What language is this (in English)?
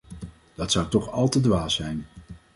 Dutch